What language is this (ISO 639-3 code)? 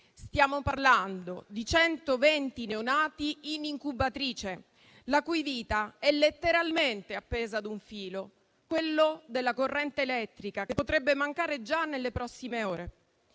ita